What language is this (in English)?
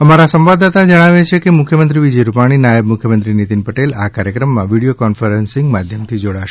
Gujarati